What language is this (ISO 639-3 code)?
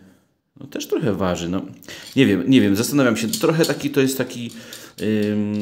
pol